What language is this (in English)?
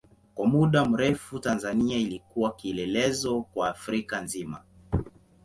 Swahili